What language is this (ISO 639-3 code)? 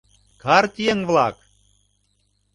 chm